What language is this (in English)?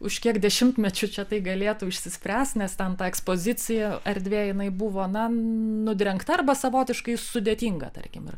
Lithuanian